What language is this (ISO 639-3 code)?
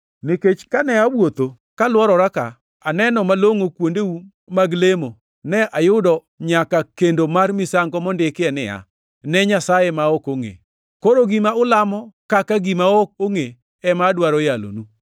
luo